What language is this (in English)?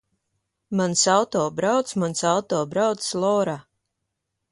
Latvian